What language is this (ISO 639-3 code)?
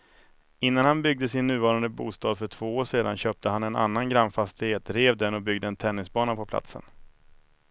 swe